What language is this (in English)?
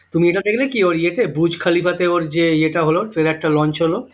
Bangla